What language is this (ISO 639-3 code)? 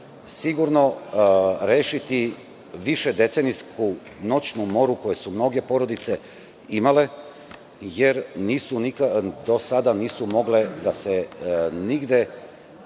srp